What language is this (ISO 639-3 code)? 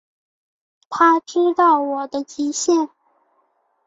zho